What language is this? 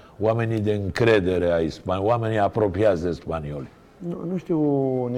Romanian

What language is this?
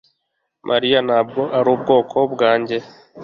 Kinyarwanda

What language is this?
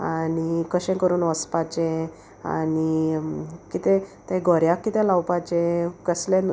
Konkani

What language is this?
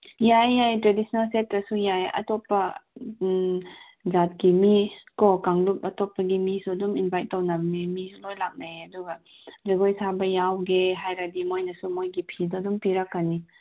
Manipuri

